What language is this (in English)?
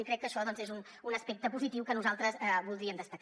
Catalan